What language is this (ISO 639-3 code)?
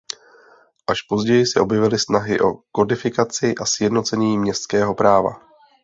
ces